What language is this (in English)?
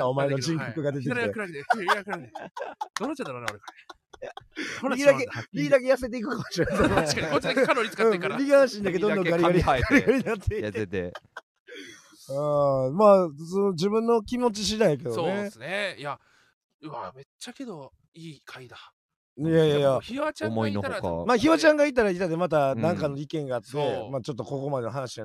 Japanese